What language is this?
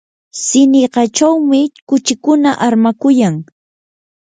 Yanahuanca Pasco Quechua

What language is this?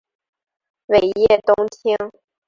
Chinese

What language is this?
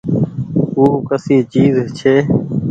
Goaria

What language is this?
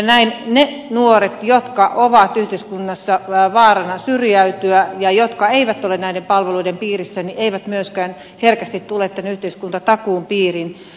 Finnish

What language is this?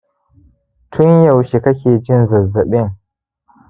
Hausa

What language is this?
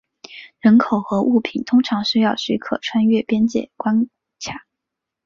Chinese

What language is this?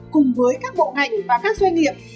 Vietnamese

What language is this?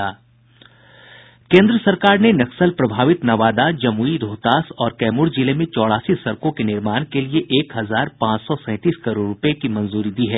Hindi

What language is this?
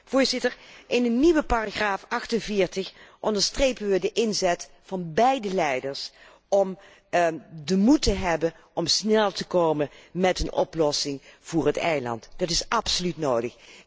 Dutch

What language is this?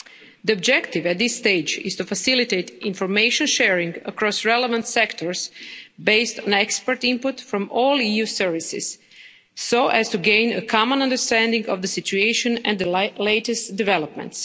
English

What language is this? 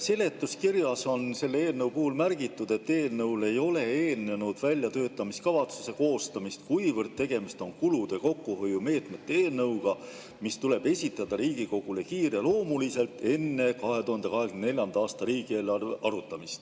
Estonian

